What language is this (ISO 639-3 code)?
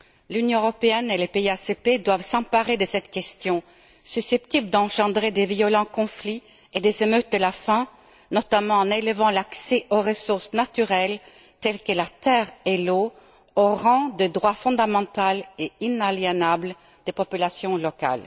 fra